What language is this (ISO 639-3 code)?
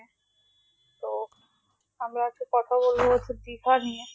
ben